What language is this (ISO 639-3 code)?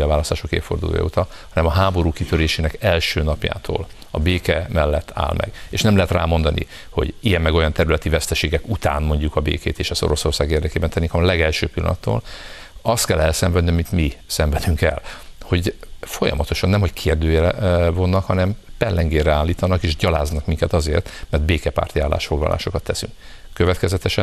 hun